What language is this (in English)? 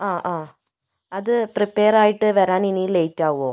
Malayalam